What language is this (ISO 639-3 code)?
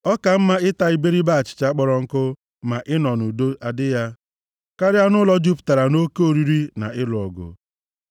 ibo